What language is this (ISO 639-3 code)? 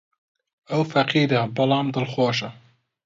ckb